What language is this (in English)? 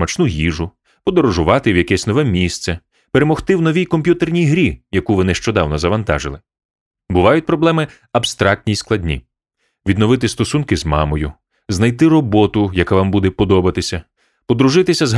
Ukrainian